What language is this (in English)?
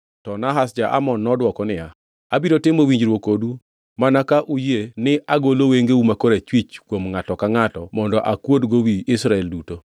Luo (Kenya and Tanzania)